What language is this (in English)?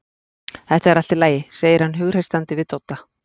Icelandic